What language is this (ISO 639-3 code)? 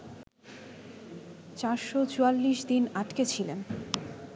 ben